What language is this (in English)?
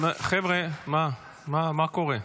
Hebrew